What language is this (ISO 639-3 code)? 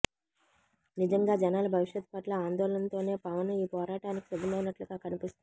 tel